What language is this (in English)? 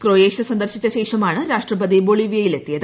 Malayalam